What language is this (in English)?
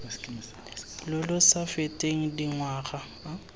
Tswana